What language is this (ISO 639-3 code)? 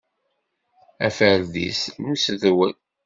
kab